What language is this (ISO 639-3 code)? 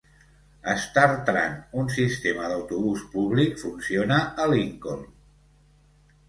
cat